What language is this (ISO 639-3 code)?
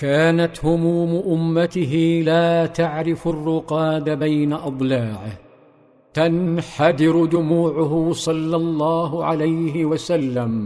ara